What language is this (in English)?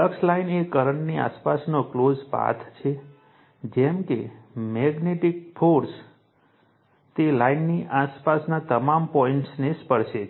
Gujarati